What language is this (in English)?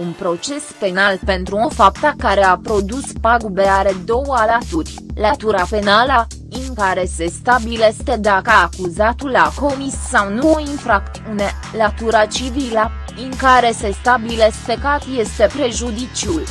Romanian